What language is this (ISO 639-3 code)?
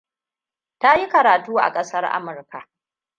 hau